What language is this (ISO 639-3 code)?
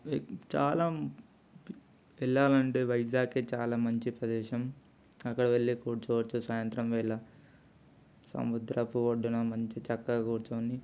tel